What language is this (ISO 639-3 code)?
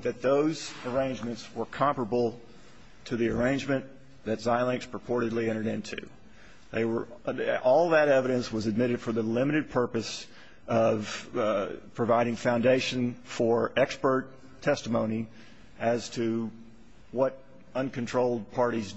eng